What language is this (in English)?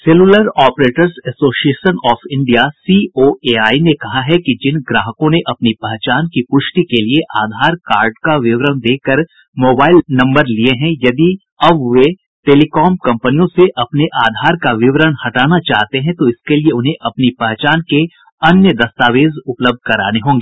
Hindi